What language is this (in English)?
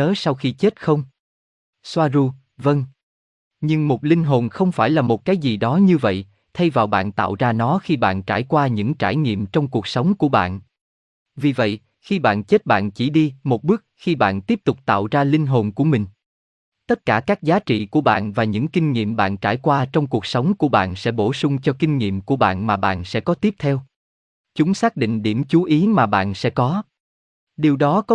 Vietnamese